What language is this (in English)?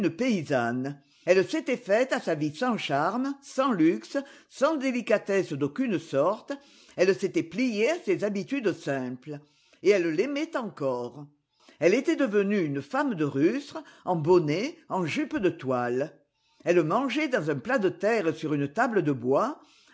French